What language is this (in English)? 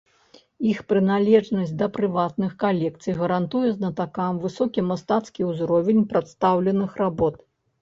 Belarusian